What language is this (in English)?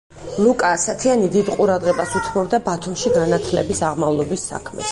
Georgian